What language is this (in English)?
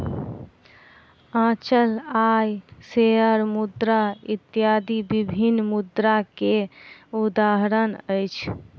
Maithili